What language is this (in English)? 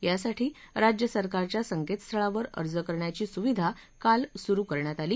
Marathi